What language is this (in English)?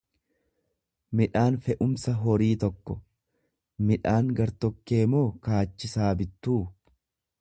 Oromo